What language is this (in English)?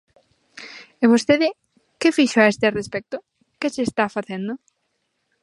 Galician